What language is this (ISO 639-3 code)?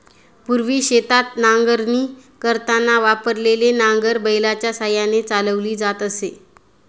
mar